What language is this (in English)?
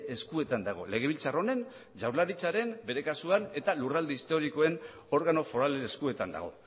Basque